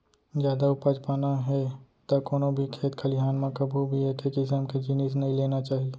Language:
Chhattisgarhi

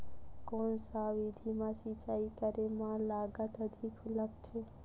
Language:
Chhattisgarhi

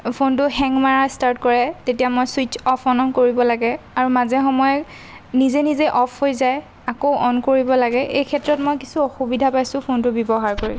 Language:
Assamese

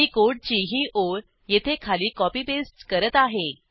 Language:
Marathi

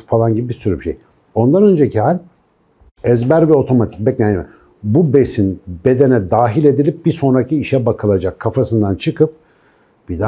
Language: Turkish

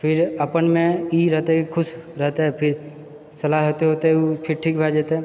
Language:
Maithili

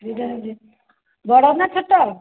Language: Odia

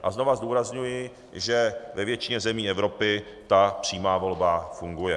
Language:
Czech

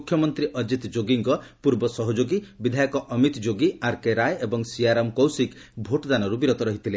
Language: Odia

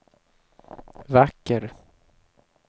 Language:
Swedish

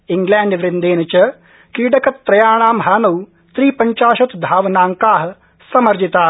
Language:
Sanskrit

